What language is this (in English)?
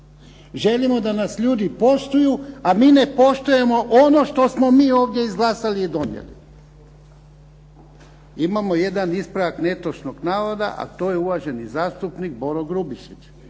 Croatian